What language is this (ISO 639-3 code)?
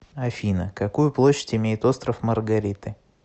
rus